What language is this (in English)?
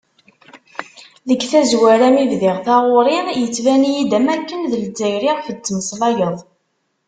Kabyle